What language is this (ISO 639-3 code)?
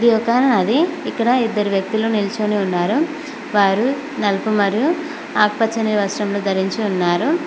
tel